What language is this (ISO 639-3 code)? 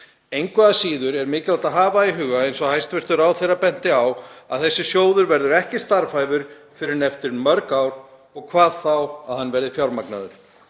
isl